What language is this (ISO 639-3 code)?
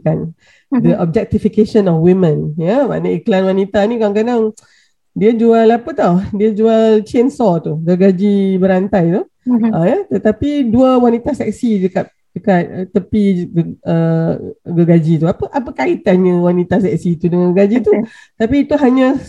msa